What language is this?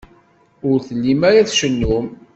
Kabyle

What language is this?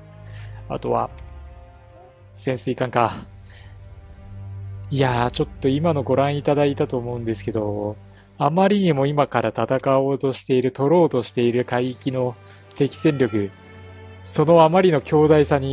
Japanese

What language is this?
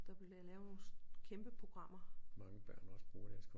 Danish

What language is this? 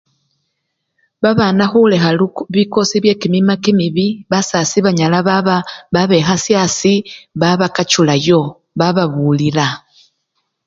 Luyia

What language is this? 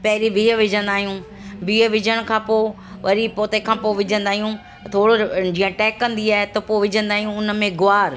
Sindhi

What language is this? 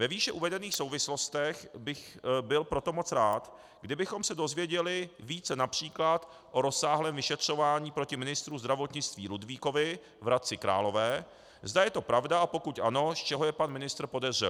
Czech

